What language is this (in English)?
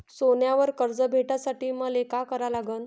Marathi